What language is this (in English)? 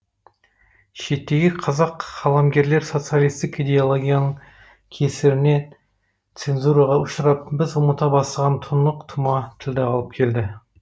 Kazakh